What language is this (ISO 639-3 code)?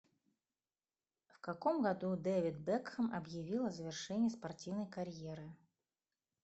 rus